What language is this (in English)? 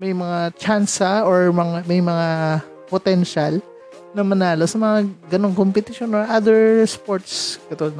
Filipino